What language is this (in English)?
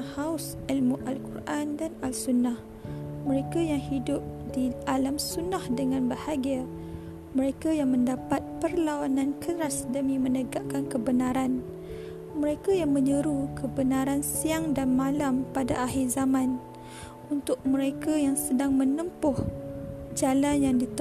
Malay